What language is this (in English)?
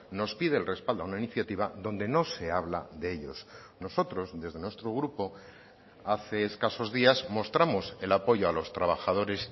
Spanish